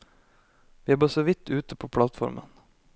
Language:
Norwegian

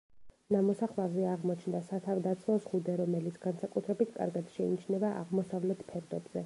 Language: Georgian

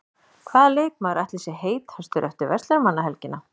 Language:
Icelandic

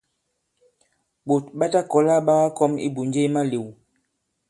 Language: Bankon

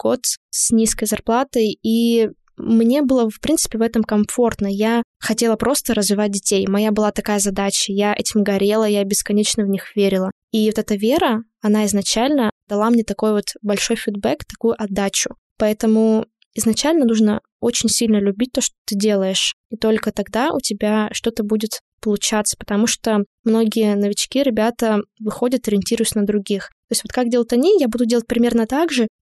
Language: Russian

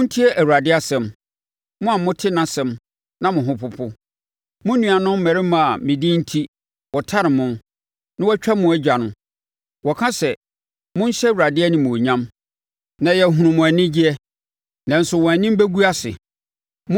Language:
Akan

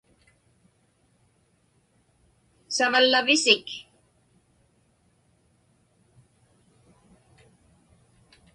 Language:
Inupiaq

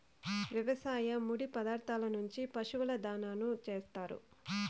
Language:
Telugu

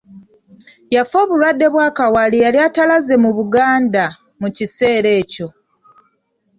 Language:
Ganda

